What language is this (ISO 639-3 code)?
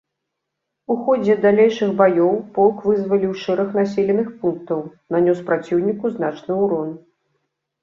bel